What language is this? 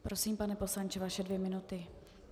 Czech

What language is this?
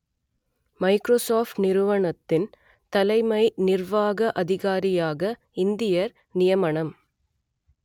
Tamil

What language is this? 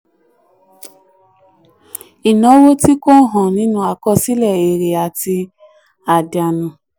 Yoruba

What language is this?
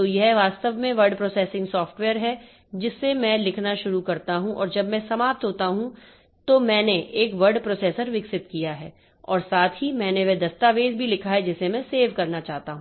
Hindi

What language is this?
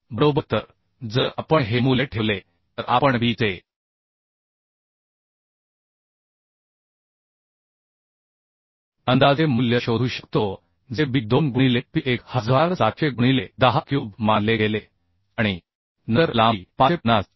Marathi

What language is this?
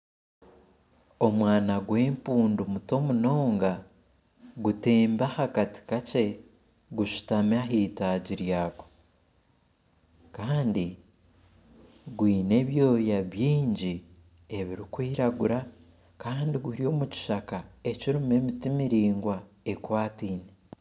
Nyankole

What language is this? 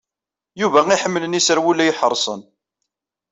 Kabyle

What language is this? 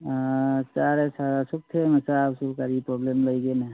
Manipuri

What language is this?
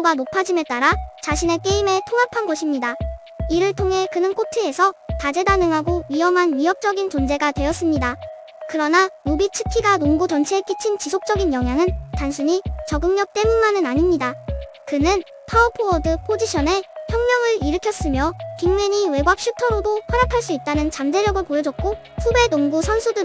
Korean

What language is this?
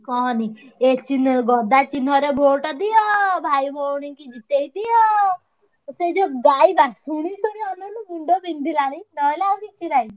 Odia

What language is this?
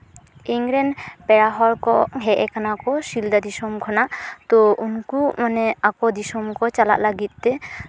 Santali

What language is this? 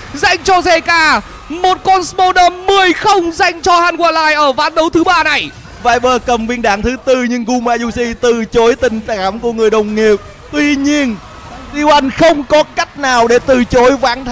Vietnamese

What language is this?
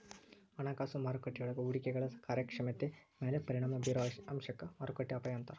Kannada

